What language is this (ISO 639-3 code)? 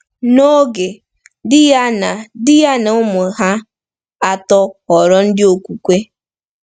ibo